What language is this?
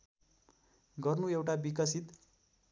Nepali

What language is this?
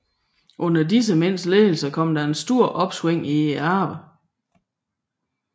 Danish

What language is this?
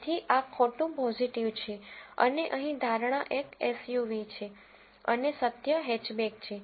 Gujarati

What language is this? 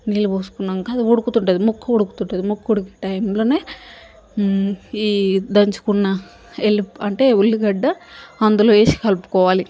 Telugu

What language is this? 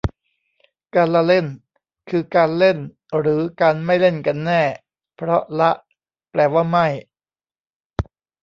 Thai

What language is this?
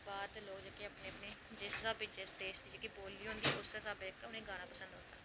Dogri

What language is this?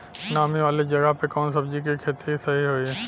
Bhojpuri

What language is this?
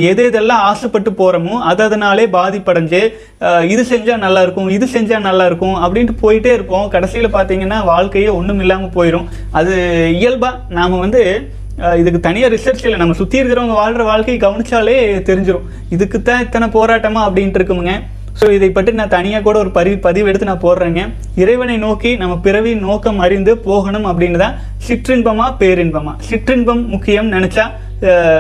Tamil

